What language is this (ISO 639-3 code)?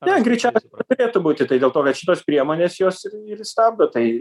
lit